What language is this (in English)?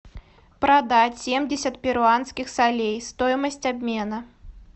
Russian